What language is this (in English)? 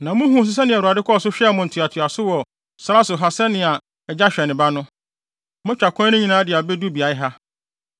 Akan